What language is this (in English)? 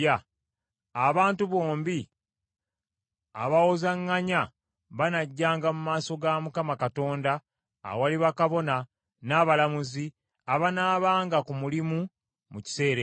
Ganda